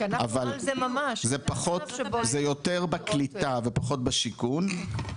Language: Hebrew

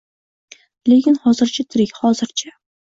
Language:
Uzbek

